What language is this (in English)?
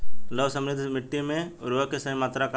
Bhojpuri